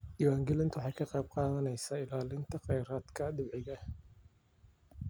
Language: Somali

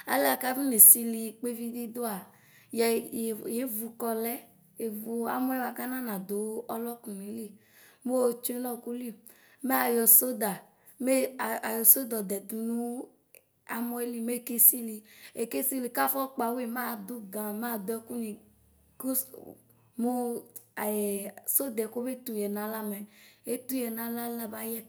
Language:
Ikposo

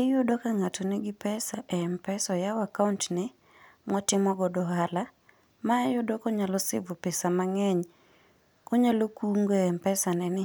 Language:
Luo (Kenya and Tanzania)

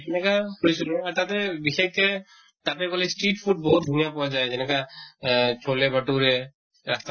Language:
Assamese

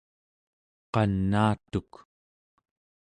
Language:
Central Yupik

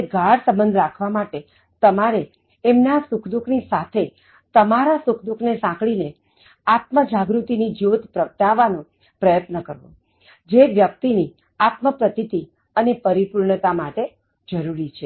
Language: Gujarati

